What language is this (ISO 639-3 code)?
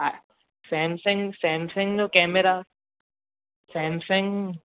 snd